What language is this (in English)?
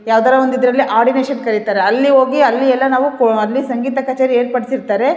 Kannada